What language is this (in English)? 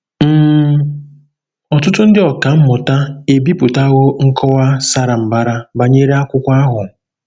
Igbo